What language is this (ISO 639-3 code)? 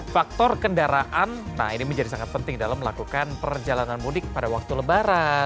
ind